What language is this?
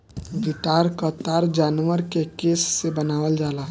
Bhojpuri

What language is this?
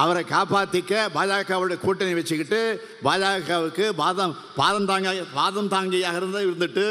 Tamil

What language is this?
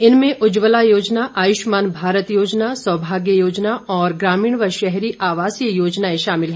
Hindi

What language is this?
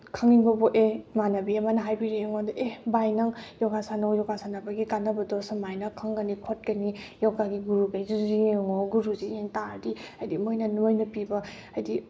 Manipuri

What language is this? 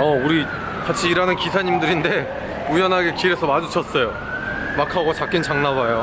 Korean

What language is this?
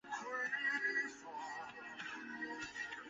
Chinese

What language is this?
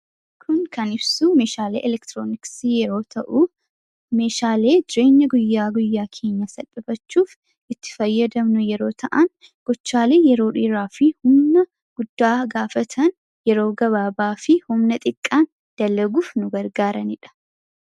Oromo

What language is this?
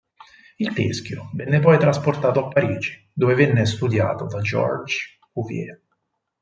Italian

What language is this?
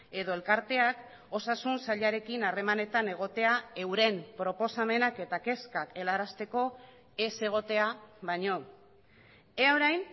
Basque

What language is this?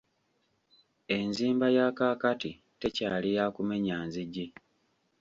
Ganda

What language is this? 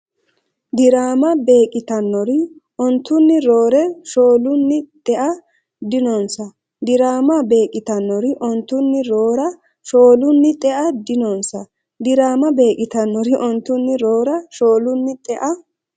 Sidamo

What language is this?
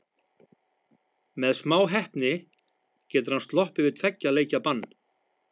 Icelandic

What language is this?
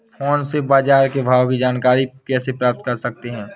Hindi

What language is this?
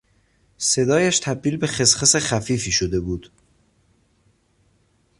Persian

